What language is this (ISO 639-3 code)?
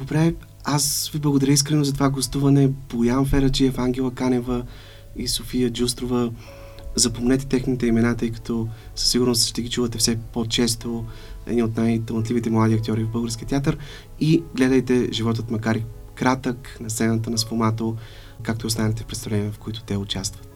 bul